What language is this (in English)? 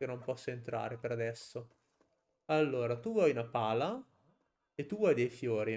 Italian